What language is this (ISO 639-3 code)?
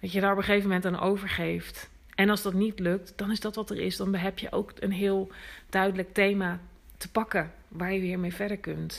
nld